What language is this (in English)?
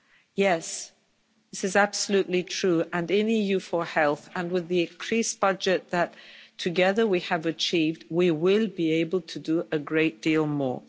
English